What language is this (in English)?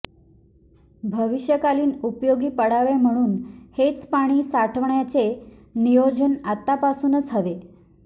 Marathi